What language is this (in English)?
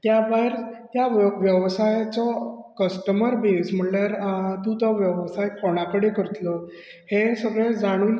Konkani